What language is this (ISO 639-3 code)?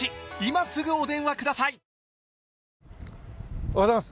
jpn